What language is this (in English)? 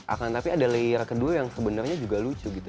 Indonesian